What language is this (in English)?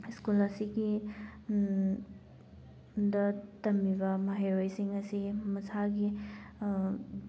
Manipuri